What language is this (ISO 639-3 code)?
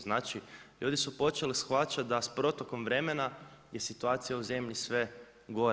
hrv